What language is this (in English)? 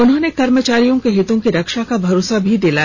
Hindi